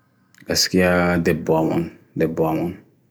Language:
Bagirmi Fulfulde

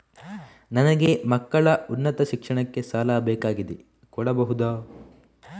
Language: Kannada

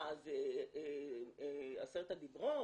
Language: Hebrew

